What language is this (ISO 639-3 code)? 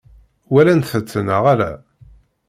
kab